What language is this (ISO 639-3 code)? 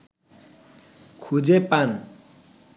ben